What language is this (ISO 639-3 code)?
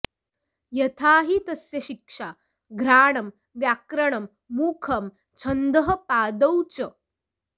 san